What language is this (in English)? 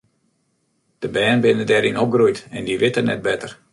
Western Frisian